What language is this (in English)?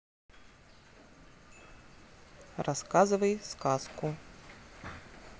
Russian